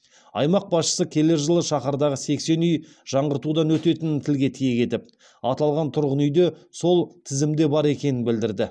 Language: Kazakh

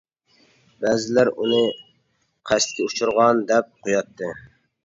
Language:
Uyghur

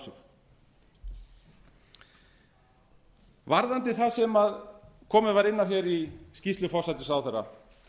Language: Icelandic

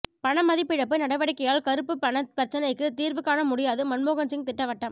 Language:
Tamil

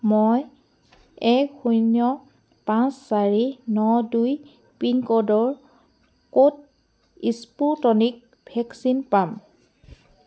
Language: Assamese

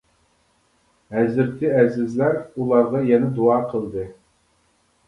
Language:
Uyghur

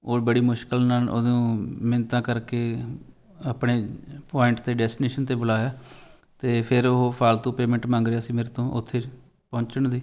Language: Punjabi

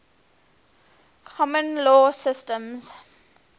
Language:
English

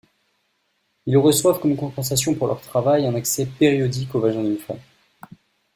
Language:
French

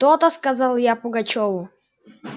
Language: Russian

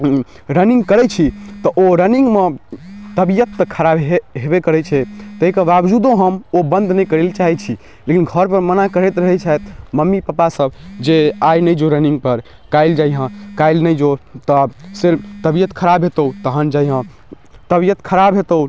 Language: Maithili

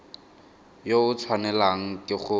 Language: Tswana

